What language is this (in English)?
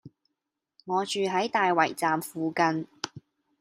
Cantonese